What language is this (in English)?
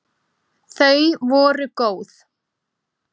Icelandic